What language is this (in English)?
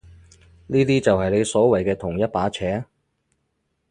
Cantonese